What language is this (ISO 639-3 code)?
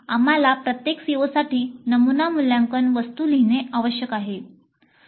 mar